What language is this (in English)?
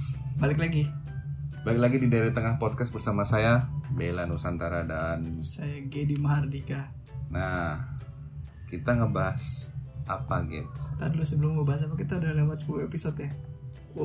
Indonesian